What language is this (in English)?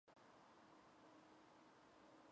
Georgian